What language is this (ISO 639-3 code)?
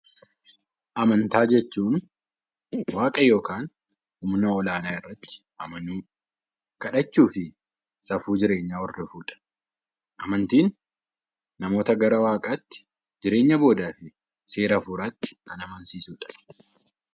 orm